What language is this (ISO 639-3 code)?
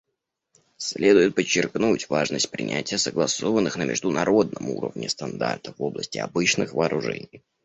rus